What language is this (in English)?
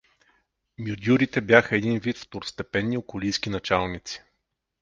Bulgarian